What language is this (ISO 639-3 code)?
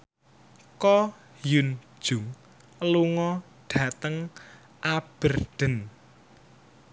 jav